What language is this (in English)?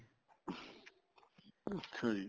Punjabi